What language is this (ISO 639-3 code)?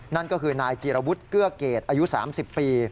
tha